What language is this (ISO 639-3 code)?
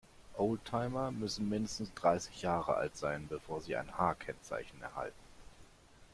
deu